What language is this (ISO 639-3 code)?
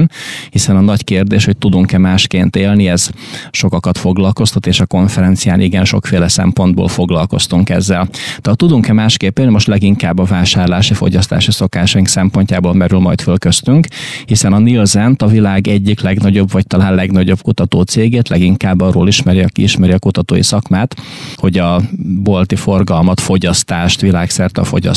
hun